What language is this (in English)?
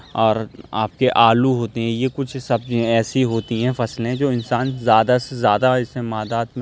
Urdu